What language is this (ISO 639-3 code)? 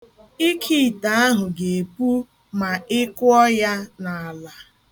ibo